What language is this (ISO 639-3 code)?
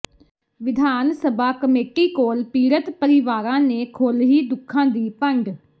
pan